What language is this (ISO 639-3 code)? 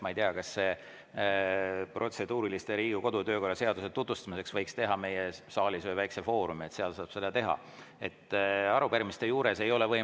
est